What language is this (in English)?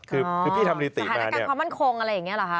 Thai